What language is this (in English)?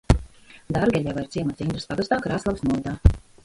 Latvian